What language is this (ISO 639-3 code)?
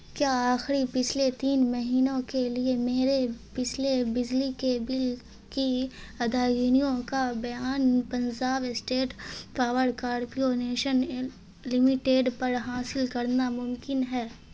urd